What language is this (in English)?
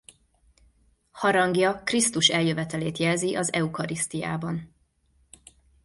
Hungarian